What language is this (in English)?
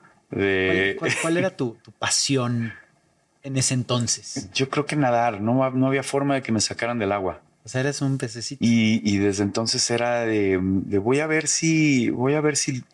Spanish